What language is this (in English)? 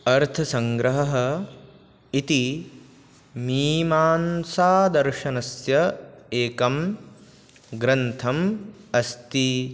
Sanskrit